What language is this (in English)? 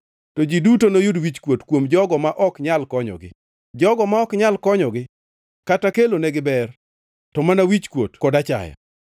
Luo (Kenya and Tanzania)